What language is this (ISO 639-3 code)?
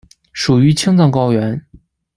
zho